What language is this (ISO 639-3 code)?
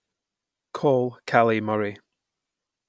eng